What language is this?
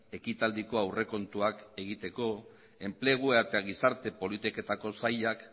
Basque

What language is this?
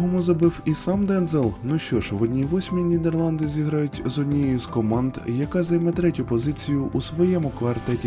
Ukrainian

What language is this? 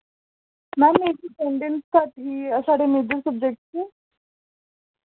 Dogri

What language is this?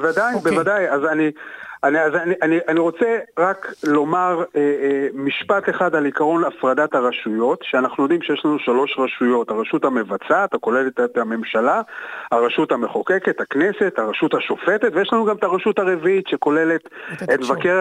Hebrew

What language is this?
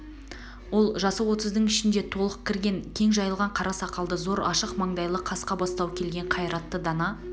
Kazakh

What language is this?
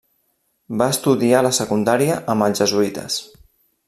Catalan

